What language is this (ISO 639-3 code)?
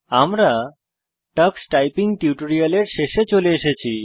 ben